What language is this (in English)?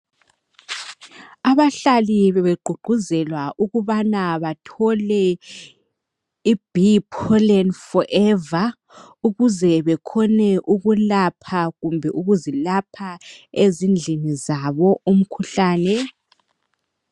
North Ndebele